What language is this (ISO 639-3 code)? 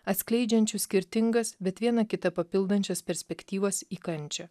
lit